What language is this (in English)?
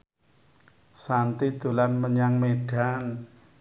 Javanese